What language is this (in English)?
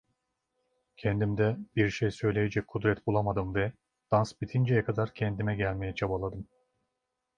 Turkish